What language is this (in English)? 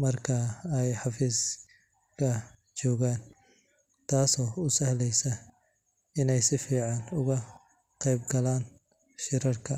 Somali